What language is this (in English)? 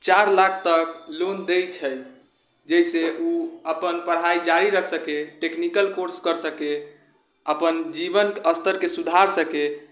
Maithili